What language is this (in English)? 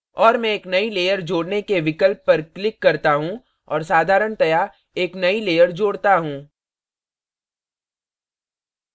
Hindi